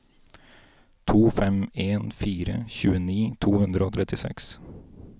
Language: Norwegian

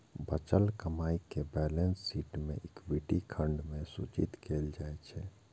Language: Maithili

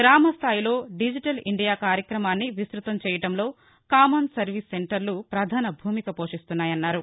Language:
Telugu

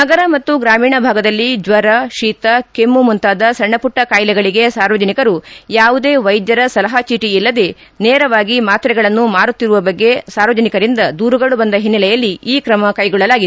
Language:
Kannada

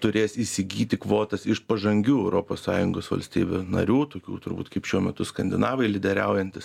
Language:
Lithuanian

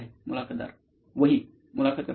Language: Marathi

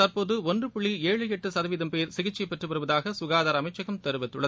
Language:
Tamil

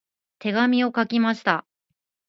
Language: Japanese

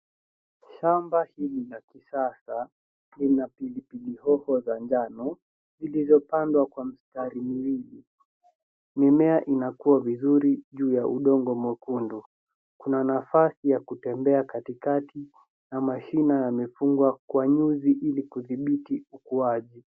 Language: Swahili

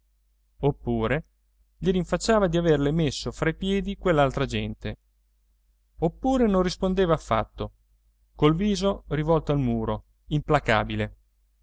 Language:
Italian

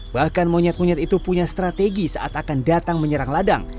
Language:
Indonesian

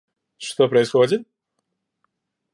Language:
Russian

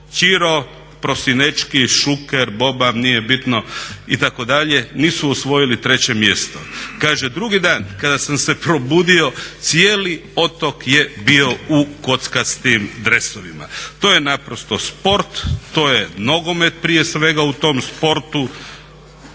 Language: Croatian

